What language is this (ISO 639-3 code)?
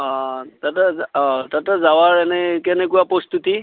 asm